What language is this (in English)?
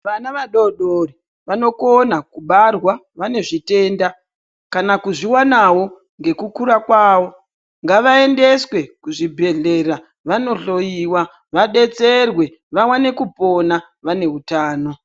Ndau